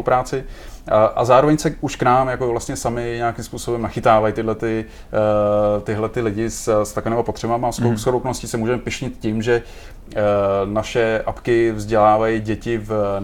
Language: Czech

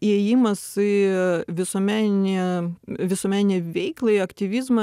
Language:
Lithuanian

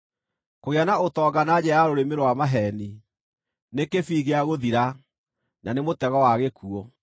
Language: Kikuyu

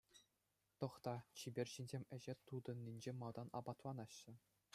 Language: Chuvash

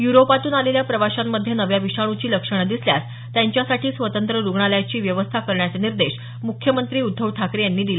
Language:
Marathi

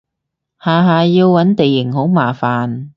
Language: Cantonese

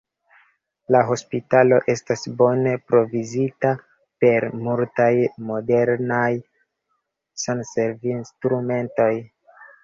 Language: Esperanto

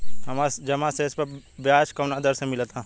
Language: Bhojpuri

